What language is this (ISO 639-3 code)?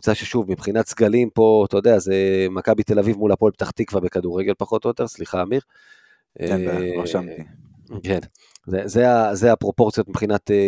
heb